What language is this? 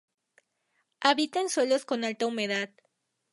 Spanish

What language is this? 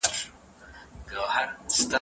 Pashto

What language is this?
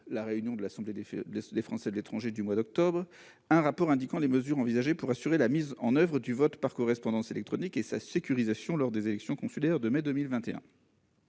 French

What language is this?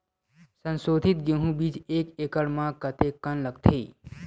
Chhattisgarhi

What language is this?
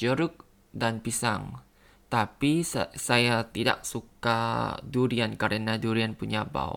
Indonesian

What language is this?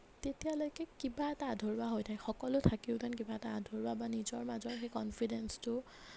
Assamese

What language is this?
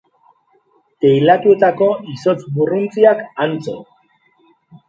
Basque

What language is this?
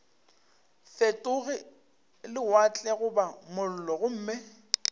Northern Sotho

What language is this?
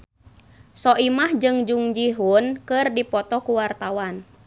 Sundanese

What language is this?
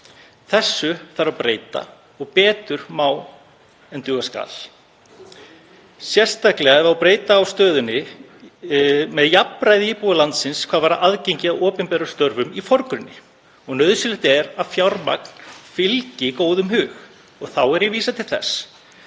Icelandic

